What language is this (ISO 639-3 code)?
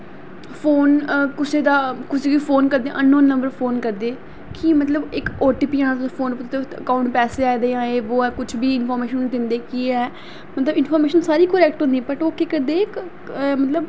doi